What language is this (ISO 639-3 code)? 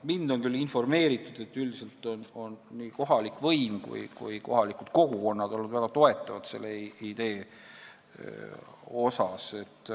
est